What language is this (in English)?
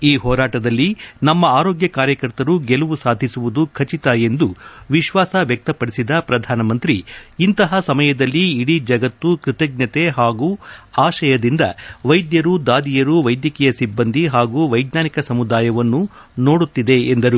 Kannada